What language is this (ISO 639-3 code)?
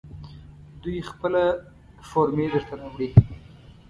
pus